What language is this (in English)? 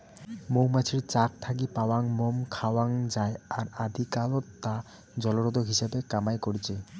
Bangla